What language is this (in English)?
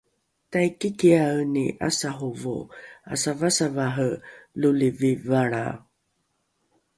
Rukai